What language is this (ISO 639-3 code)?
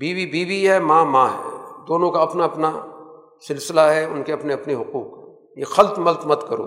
urd